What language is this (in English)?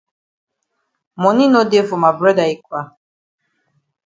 Cameroon Pidgin